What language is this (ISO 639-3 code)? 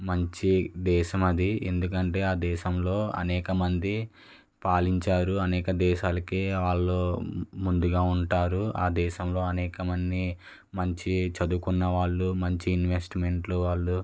tel